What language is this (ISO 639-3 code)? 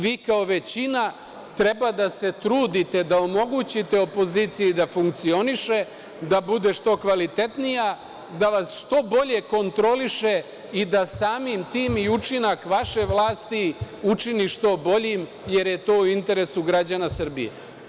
srp